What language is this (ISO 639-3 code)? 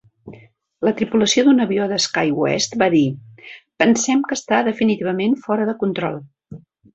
cat